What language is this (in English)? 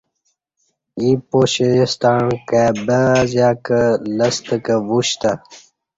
Kati